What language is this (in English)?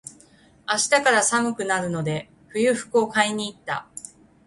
Japanese